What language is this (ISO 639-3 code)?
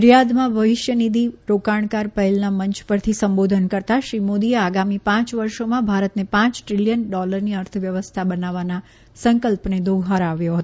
guj